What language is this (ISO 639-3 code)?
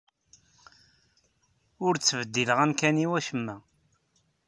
kab